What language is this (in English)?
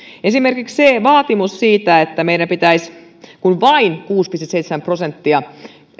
Finnish